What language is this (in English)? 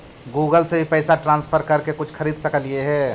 Magahi